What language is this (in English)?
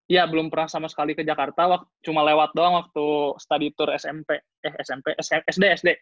Indonesian